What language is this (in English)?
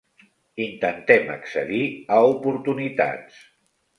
Catalan